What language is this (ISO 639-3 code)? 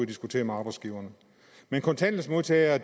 dan